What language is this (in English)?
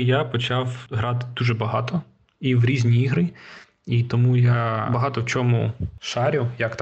Ukrainian